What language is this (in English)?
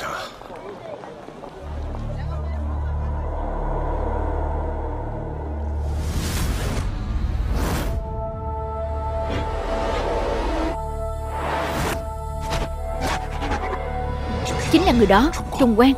Vietnamese